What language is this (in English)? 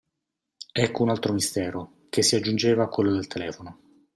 Italian